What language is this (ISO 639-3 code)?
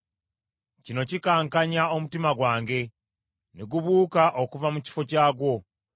lug